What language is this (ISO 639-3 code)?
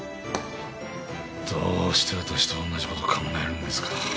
jpn